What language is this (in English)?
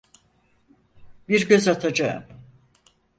Turkish